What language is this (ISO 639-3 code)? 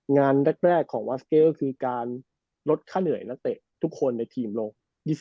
tha